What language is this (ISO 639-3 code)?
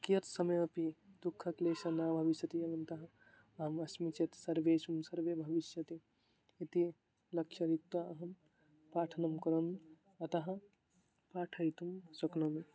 san